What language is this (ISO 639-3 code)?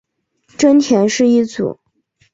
zho